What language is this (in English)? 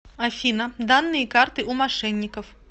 Russian